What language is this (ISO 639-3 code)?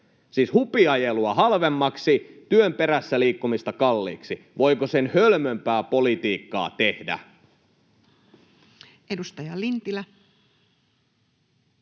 fin